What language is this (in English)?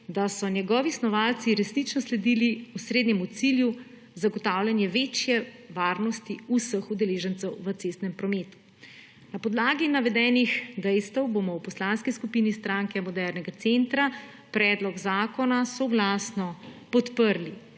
Slovenian